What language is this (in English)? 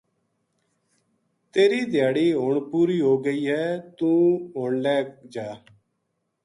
Gujari